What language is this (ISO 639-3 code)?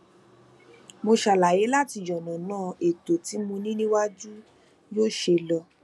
yor